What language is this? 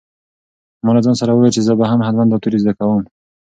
Pashto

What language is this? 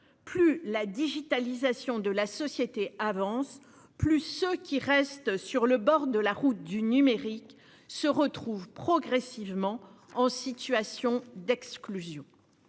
French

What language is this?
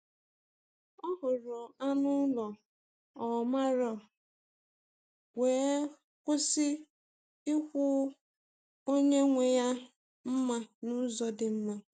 Igbo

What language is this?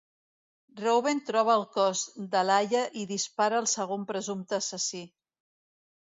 Catalan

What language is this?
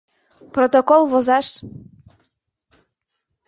Mari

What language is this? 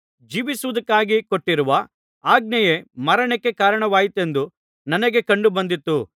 Kannada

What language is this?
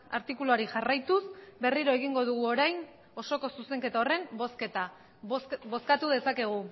Basque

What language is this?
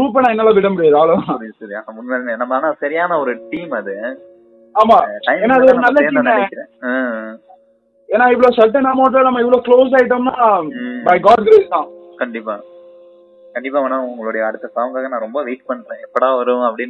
Tamil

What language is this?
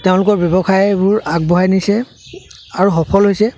Assamese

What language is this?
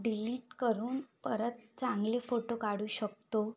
Marathi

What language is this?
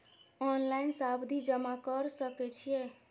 Maithili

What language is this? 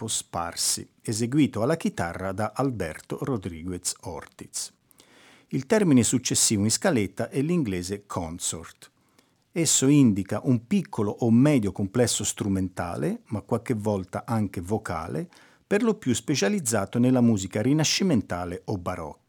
Italian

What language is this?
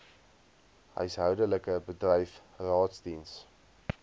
Afrikaans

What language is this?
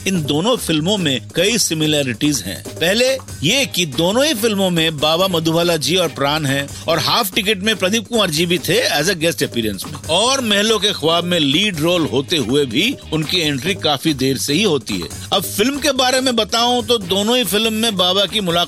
Hindi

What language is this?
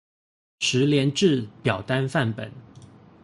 Chinese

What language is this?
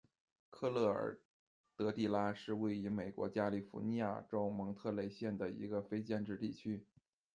Chinese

